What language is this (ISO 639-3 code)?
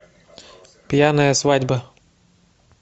rus